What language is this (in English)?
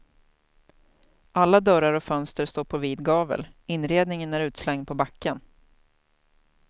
Swedish